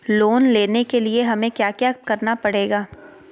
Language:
Magahi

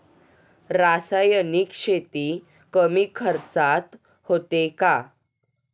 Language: Marathi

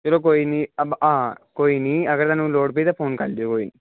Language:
Punjabi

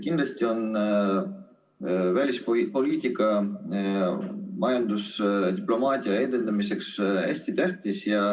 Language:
Estonian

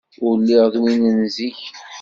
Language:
Kabyle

